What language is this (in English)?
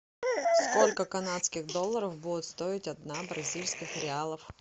Russian